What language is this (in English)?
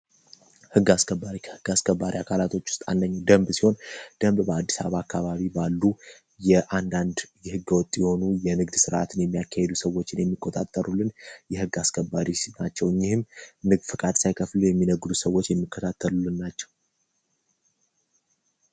Amharic